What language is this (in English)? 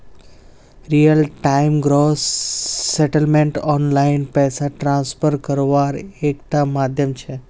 Magahi